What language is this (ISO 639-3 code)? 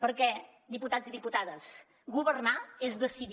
cat